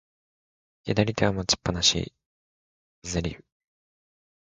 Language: Japanese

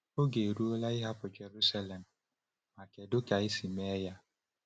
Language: Igbo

